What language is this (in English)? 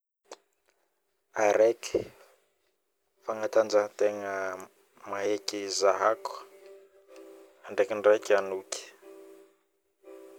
Northern Betsimisaraka Malagasy